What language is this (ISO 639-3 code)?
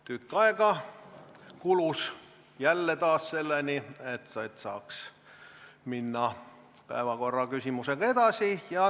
est